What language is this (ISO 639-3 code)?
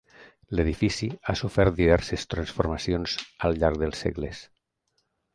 cat